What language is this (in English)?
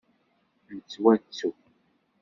Kabyle